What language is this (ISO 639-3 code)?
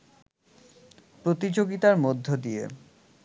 ben